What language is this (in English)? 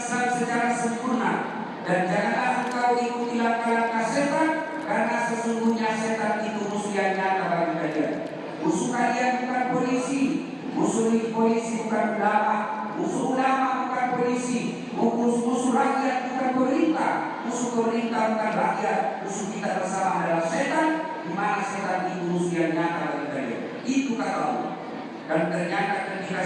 Indonesian